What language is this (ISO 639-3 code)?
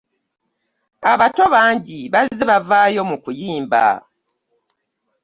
lug